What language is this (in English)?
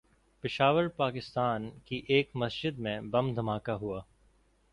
Urdu